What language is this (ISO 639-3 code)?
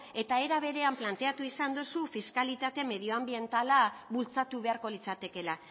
eus